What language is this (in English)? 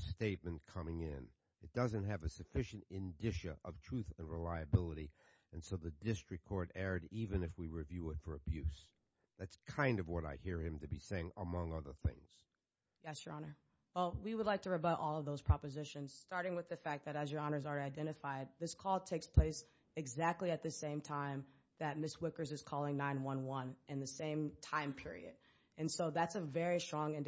English